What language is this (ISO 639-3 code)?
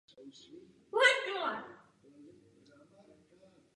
ces